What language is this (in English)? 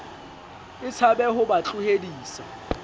Southern Sotho